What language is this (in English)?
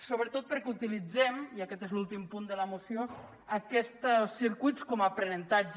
Catalan